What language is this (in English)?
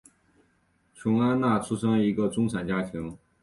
Chinese